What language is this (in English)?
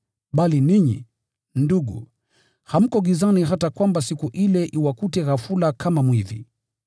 Swahili